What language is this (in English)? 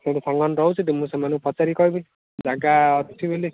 Odia